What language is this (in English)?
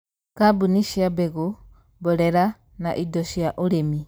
Kikuyu